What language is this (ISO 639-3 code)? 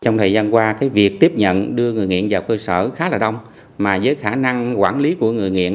vie